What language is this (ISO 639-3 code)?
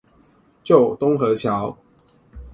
zho